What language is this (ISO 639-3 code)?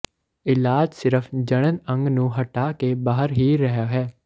pan